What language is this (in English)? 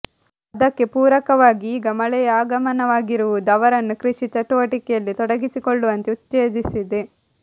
Kannada